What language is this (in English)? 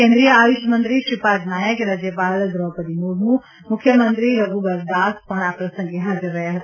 Gujarati